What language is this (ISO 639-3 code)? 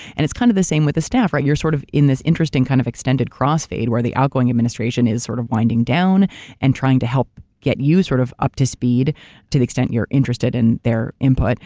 eng